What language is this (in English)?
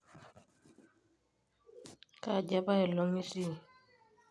Masai